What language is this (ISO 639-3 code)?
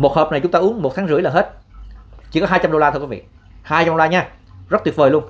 vie